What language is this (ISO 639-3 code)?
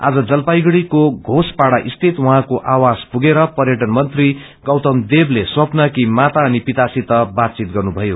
nep